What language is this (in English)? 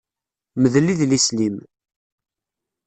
Kabyle